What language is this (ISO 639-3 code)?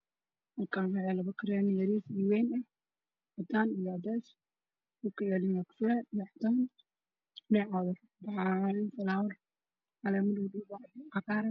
som